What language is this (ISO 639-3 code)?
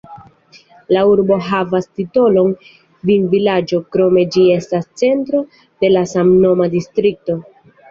epo